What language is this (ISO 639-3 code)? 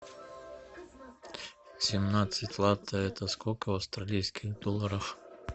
rus